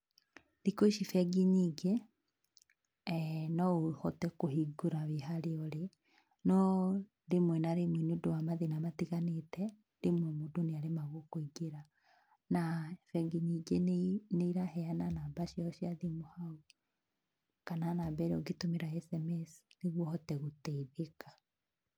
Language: Kikuyu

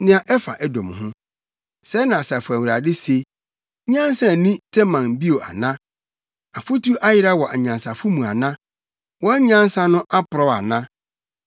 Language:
Akan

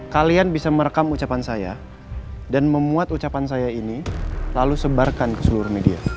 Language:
Indonesian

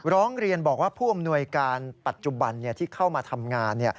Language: Thai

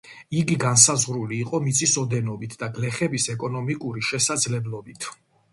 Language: Georgian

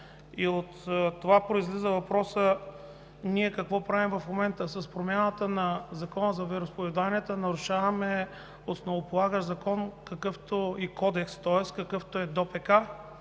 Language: Bulgarian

